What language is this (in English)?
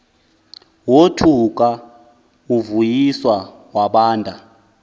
Xhosa